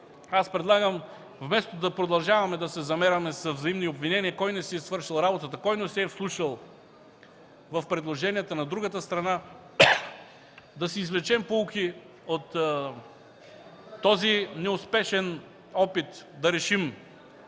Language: Bulgarian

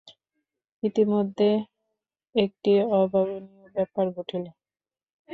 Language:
Bangla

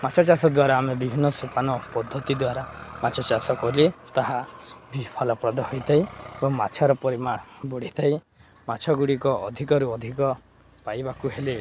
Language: Odia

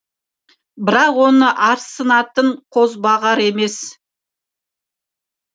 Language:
Kazakh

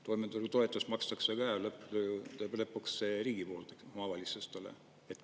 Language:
Estonian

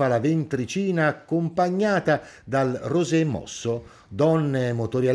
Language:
Italian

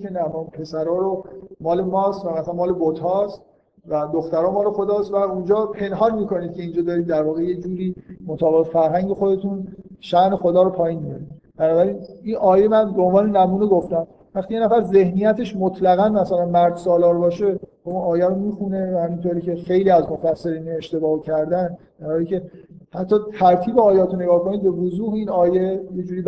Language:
Persian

